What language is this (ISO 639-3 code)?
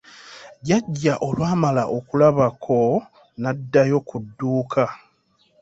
lug